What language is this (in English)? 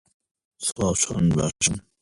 Central Kurdish